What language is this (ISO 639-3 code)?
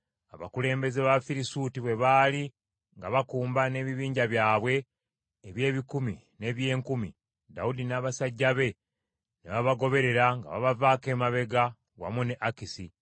lug